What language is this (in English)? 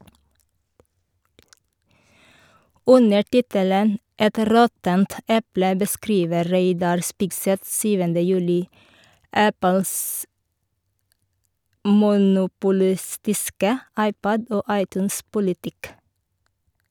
Norwegian